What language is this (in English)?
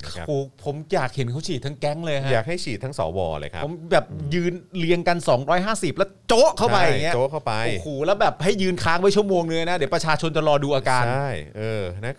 Thai